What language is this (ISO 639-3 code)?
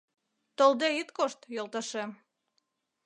chm